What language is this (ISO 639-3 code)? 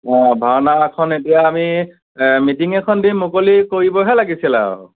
asm